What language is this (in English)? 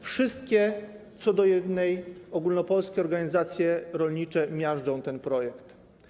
Polish